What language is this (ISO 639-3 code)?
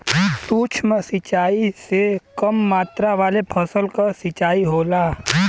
bho